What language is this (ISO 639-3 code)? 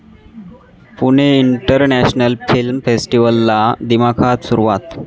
mar